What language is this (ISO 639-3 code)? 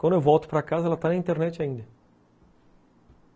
por